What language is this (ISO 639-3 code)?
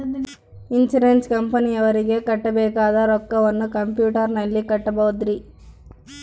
kan